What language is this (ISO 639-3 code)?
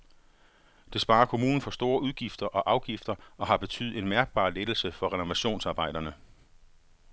dan